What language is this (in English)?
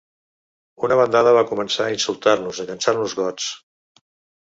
Catalan